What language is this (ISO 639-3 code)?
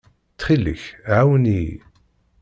kab